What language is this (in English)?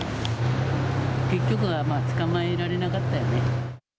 Japanese